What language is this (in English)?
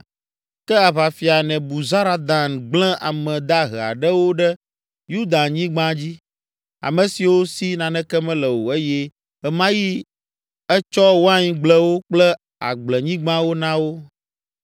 Ewe